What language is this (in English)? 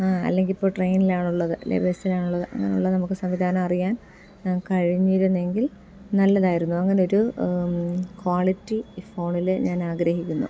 Malayalam